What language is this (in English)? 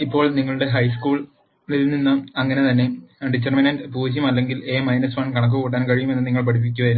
Malayalam